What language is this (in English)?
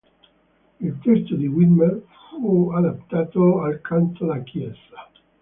Italian